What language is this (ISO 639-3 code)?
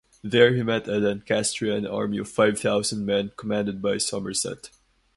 eng